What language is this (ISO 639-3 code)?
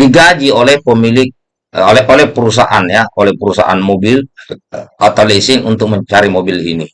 ind